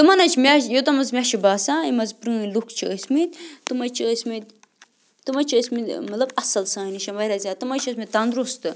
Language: Kashmiri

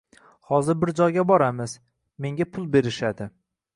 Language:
Uzbek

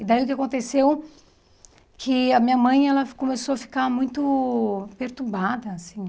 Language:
Portuguese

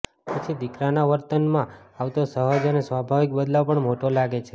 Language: Gujarati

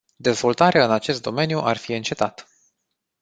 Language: Romanian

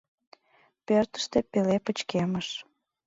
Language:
Mari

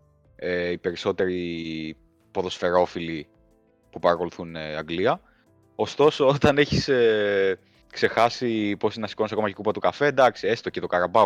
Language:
Greek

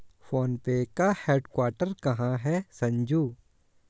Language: Hindi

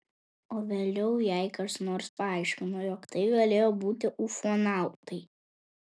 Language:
Lithuanian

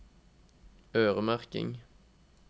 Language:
Norwegian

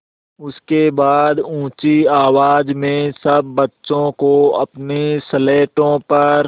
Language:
Hindi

